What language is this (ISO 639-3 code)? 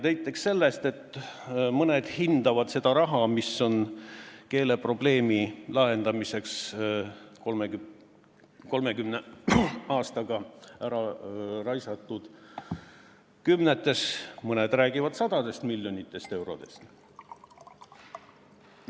est